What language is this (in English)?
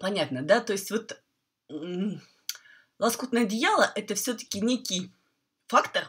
Russian